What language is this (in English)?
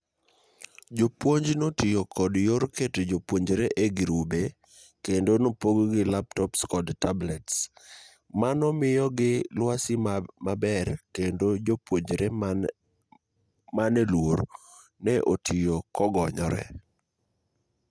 Luo (Kenya and Tanzania)